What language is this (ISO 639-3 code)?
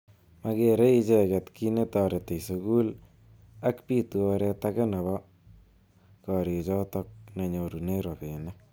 kln